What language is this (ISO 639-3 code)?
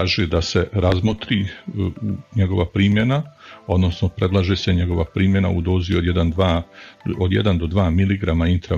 hrv